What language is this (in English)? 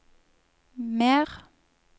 Norwegian